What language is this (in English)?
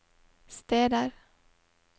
Norwegian